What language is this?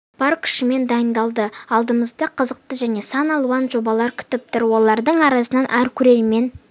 Kazakh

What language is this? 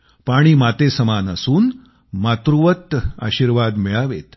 Marathi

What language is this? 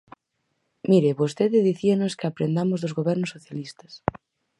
Galician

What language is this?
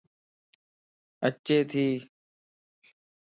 Lasi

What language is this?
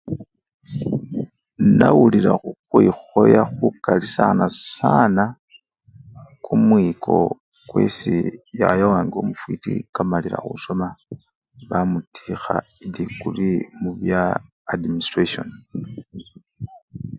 Luyia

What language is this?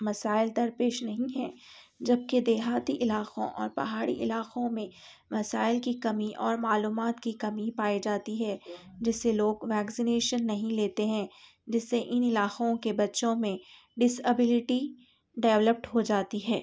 Urdu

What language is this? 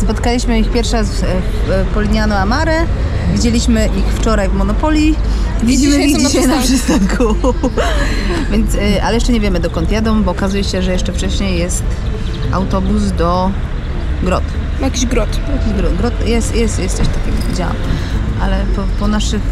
Polish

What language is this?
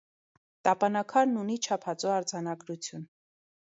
Armenian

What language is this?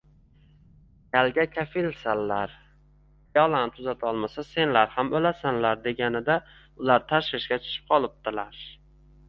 Uzbek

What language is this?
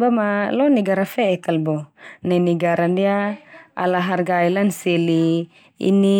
Termanu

